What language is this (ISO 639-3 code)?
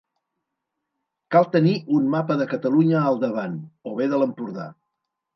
cat